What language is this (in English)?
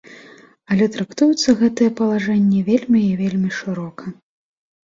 Belarusian